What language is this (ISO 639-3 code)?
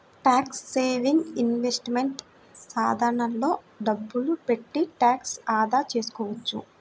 tel